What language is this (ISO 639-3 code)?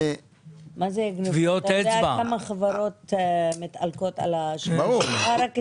heb